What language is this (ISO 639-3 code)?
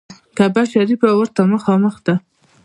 pus